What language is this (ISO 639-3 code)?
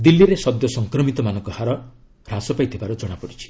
ori